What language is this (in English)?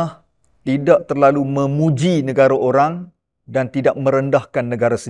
Malay